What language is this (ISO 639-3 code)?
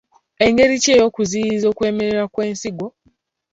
lug